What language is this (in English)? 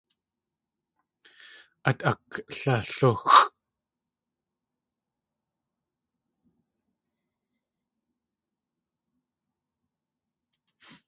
Tlingit